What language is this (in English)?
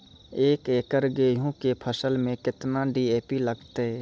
Maithili